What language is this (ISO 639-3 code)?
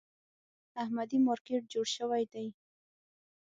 pus